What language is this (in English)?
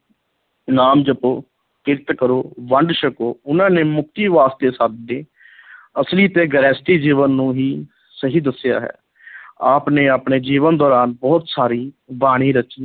Punjabi